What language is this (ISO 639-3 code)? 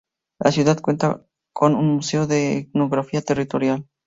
spa